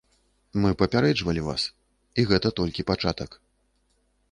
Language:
Belarusian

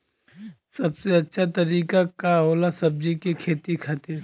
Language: Bhojpuri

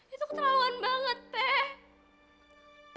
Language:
Indonesian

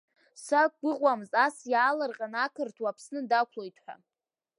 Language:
Abkhazian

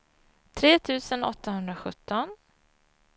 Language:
Swedish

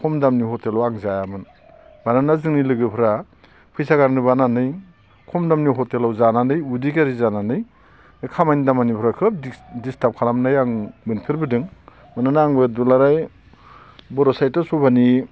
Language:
Bodo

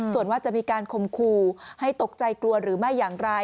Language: Thai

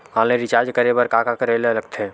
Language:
Chhattisgarhi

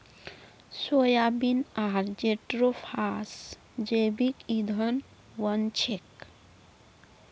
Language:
Magahi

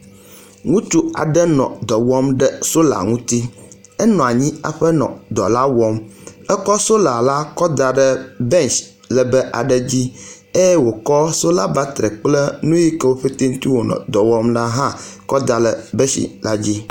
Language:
Ewe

